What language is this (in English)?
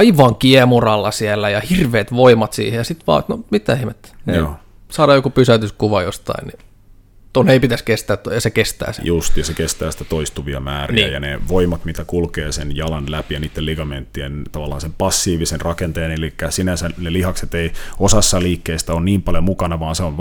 Finnish